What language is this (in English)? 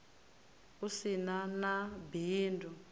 Venda